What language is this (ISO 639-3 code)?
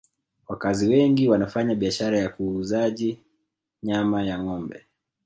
swa